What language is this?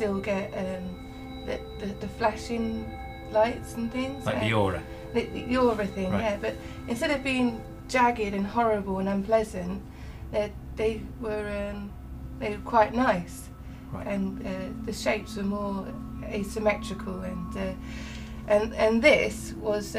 English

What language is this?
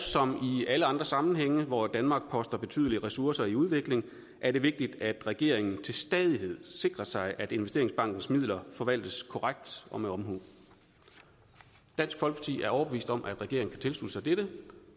Danish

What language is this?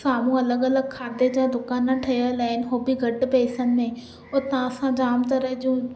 Sindhi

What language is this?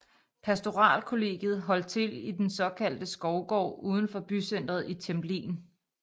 Danish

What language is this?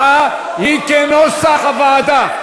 Hebrew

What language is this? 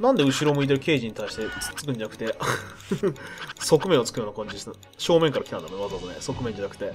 Japanese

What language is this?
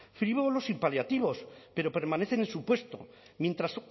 Spanish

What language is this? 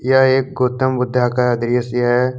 Hindi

